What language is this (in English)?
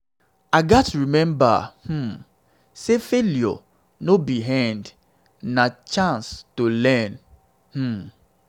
Nigerian Pidgin